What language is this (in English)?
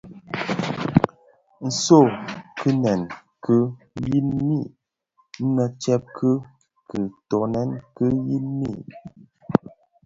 Bafia